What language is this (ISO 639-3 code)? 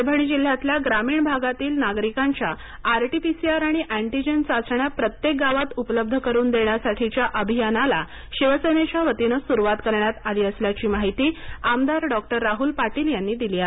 mar